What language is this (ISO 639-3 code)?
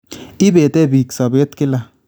kln